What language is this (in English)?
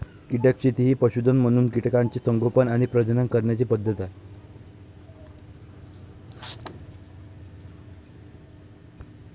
Marathi